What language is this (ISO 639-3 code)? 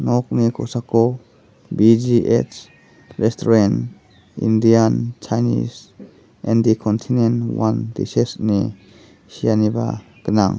grt